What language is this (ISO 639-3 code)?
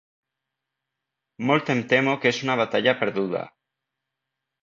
cat